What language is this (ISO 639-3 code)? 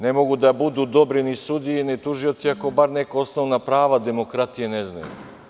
srp